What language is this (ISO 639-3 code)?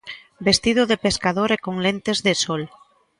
glg